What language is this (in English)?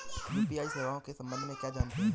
Hindi